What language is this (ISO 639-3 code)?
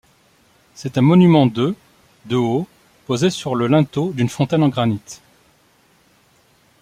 fra